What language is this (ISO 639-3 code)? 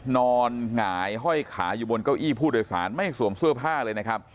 tha